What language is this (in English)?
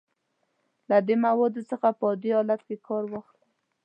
Pashto